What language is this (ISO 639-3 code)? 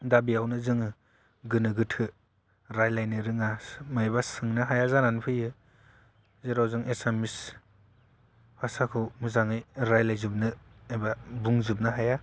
brx